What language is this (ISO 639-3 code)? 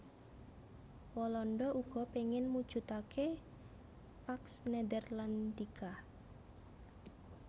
jav